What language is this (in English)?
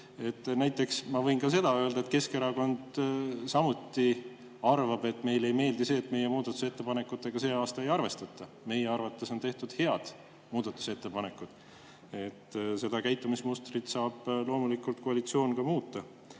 Estonian